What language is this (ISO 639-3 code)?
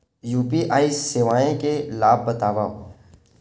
hne